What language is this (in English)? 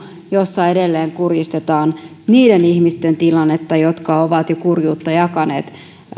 Finnish